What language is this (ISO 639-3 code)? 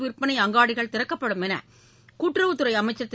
tam